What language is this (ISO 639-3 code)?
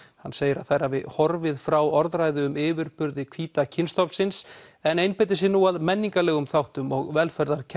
isl